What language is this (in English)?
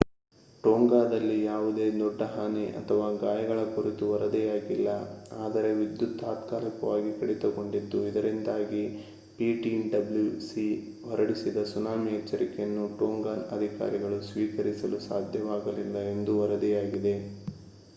Kannada